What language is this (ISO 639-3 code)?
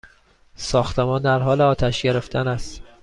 fas